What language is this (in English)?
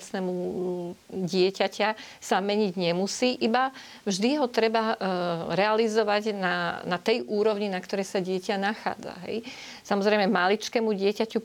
Slovak